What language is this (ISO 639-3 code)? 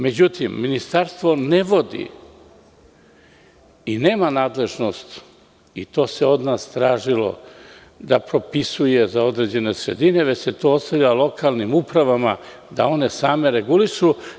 srp